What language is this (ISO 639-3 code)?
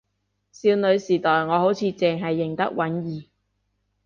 yue